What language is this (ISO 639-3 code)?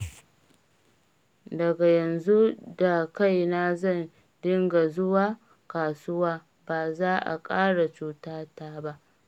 hau